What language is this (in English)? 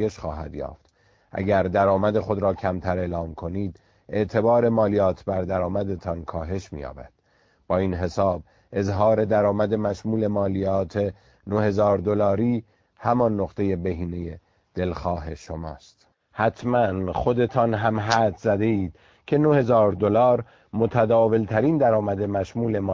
Persian